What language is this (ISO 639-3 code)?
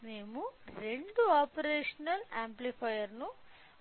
tel